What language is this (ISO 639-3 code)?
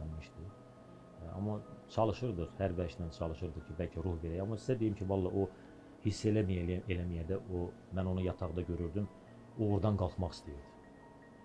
tur